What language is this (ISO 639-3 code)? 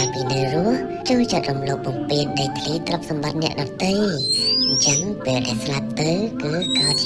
tha